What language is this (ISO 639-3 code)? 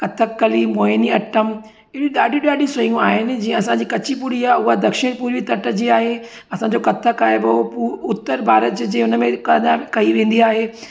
snd